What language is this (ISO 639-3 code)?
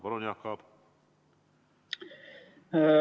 est